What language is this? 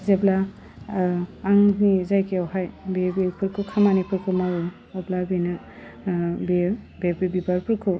Bodo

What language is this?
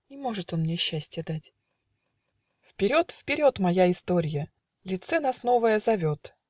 Russian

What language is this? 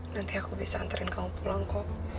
Indonesian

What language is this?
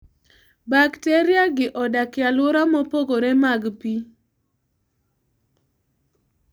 Luo (Kenya and Tanzania)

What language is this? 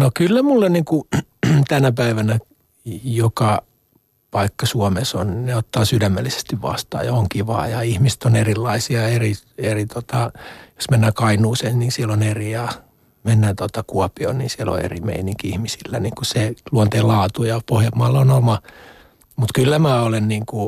Finnish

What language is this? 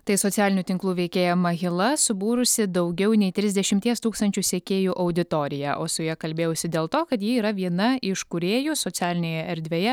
Lithuanian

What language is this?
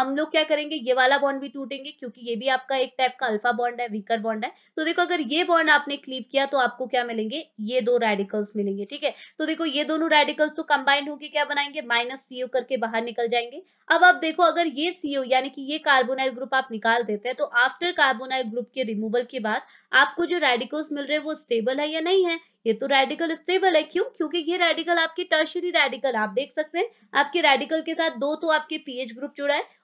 Hindi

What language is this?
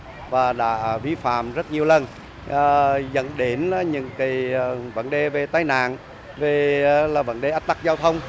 Vietnamese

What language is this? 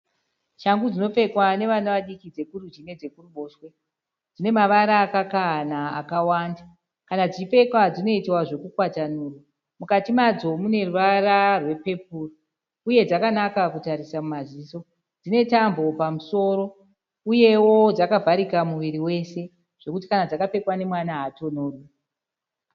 Shona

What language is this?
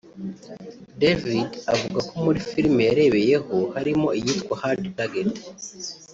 Kinyarwanda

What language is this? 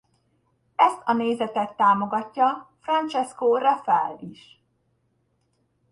Hungarian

